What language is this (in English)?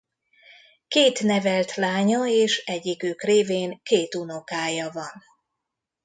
Hungarian